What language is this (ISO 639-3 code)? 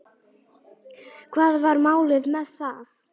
isl